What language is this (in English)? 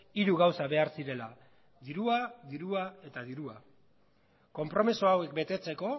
Basque